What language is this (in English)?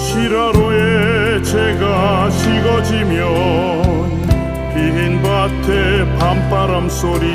Korean